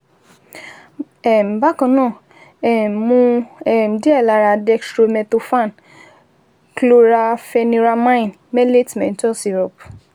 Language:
Yoruba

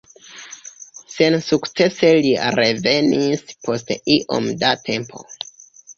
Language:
Esperanto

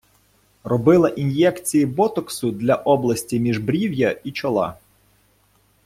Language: Ukrainian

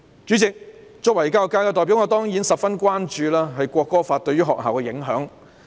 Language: Cantonese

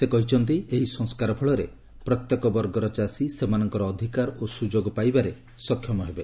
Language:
Odia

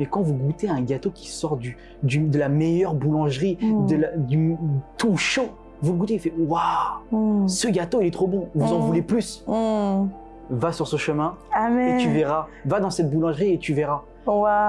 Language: French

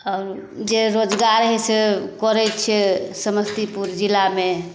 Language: Maithili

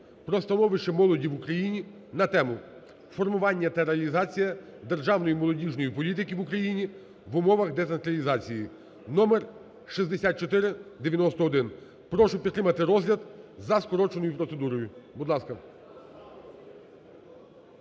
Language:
Ukrainian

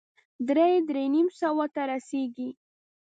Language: Pashto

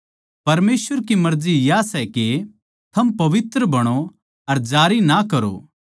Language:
Haryanvi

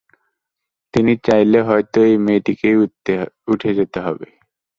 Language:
Bangla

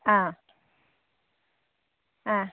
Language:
Manipuri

